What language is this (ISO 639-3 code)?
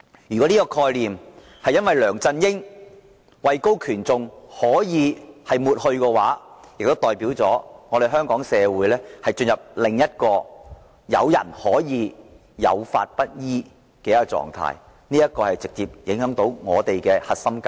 yue